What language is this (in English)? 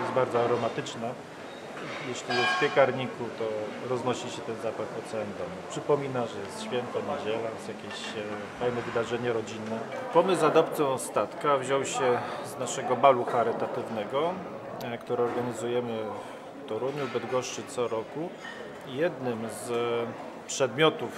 Polish